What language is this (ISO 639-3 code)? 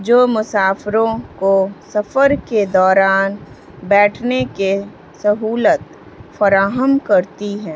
urd